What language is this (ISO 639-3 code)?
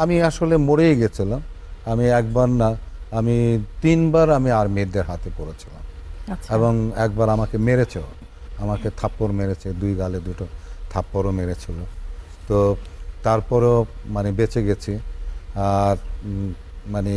ben